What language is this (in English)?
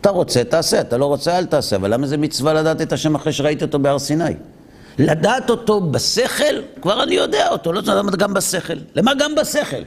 Hebrew